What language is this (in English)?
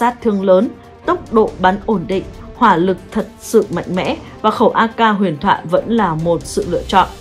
Vietnamese